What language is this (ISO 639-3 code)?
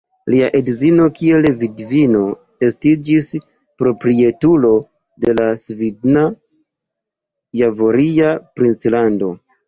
epo